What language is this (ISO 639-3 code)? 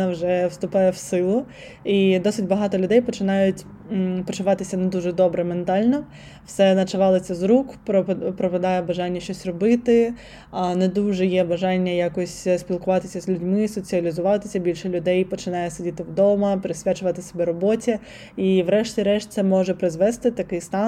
ukr